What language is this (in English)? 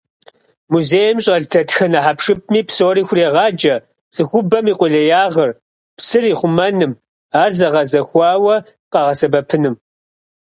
Kabardian